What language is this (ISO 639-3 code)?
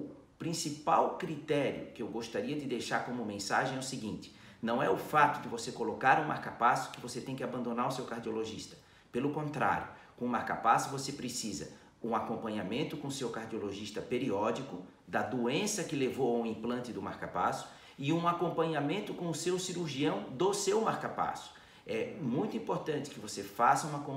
por